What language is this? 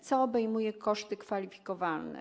Polish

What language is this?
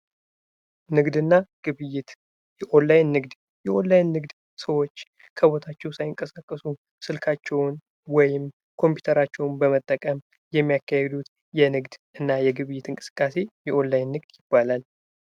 Amharic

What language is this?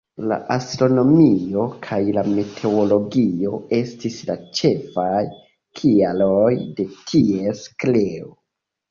Esperanto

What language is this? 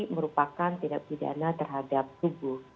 Indonesian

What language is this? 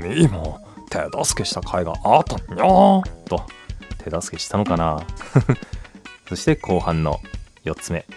Japanese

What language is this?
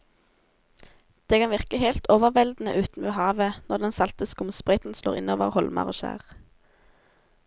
Norwegian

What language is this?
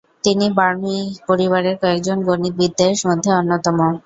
Bangla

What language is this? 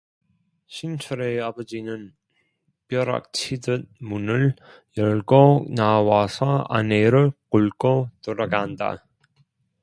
Korean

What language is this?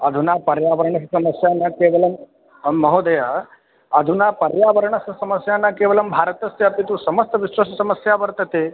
Sanskrit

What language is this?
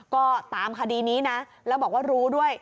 Thai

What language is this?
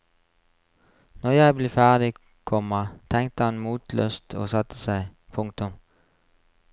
Norwegian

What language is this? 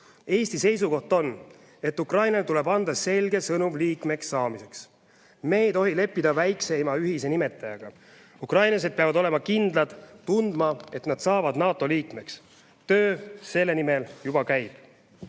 Estonian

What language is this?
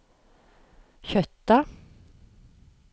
Norwegian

